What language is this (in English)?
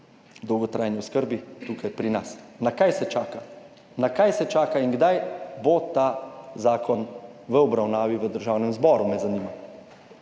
Slovenian